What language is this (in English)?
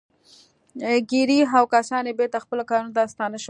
Pashto